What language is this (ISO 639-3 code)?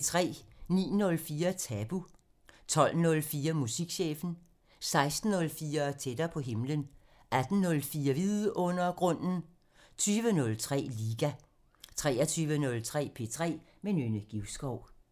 dan